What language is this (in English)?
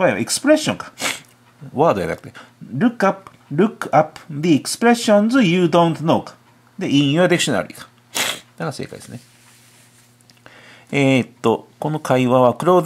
Japanese